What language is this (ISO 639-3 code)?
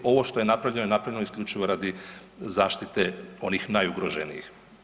hrv